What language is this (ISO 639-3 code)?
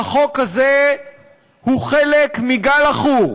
heb